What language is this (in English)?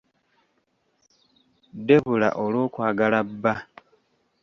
Ganda